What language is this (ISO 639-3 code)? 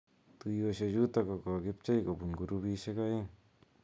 kln